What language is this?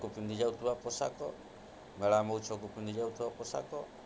Odia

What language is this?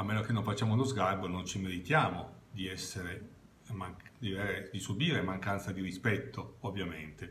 Italian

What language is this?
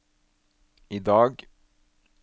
Norwegian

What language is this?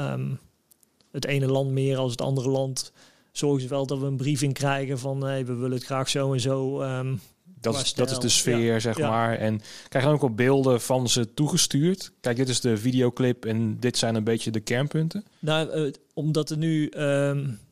Dutch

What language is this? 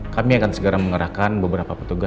Indonesian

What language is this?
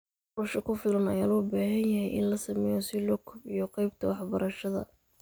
Somali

